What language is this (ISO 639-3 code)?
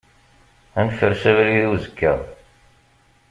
kab